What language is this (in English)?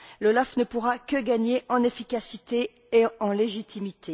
French